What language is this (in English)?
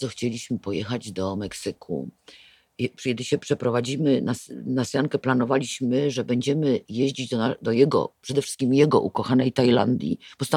Polish